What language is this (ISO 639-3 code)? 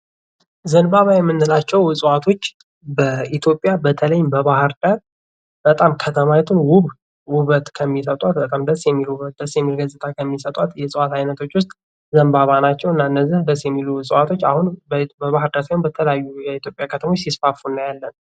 amh